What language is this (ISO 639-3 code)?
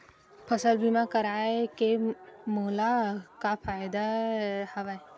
hne